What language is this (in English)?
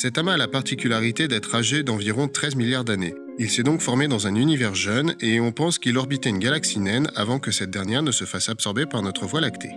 French